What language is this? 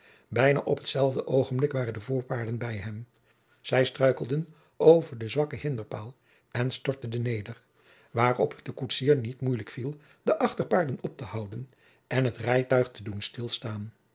Dutch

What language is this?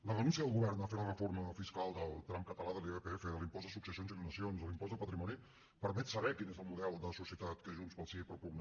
Catalan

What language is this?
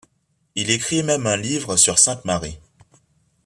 French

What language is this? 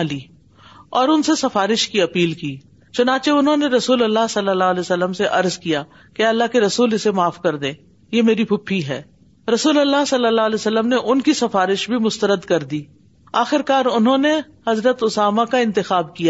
Urdu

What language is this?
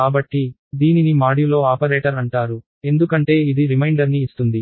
Telugu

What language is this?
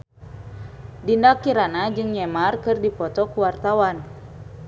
Sundanese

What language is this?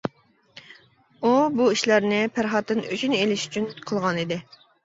Uyghur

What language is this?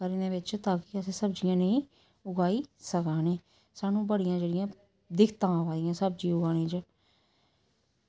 Dogri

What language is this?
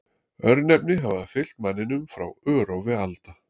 Icelandic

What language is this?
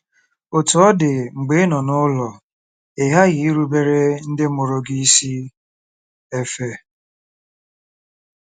Igbo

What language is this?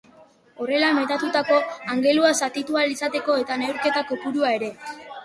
Basque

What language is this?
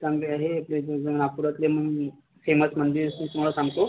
Marathi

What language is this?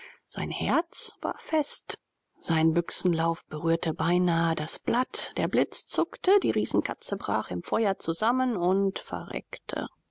German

